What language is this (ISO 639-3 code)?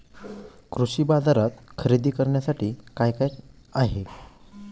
mar